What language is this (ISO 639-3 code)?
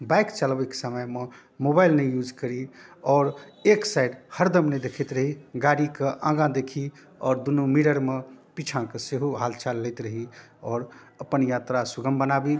mai